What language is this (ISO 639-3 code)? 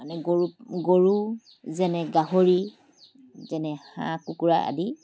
asm